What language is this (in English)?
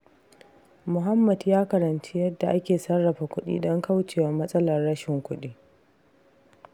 Hausa